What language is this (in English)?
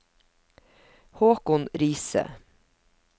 Norwegian